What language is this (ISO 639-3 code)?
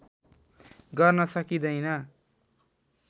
nep